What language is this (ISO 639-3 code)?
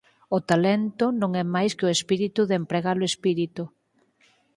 glg